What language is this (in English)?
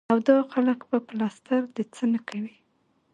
Pashto